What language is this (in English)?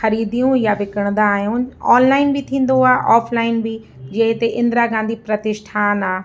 Sindhi